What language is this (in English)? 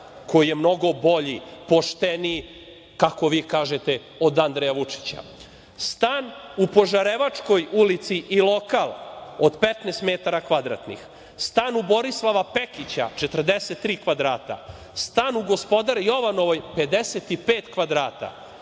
Serbian